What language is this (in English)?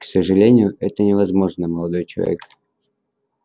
Russian